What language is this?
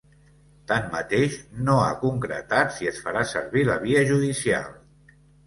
Catalan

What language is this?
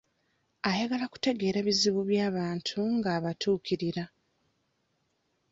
Ganda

